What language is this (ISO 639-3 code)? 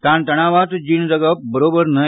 kok